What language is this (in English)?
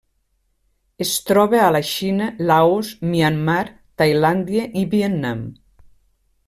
Catalan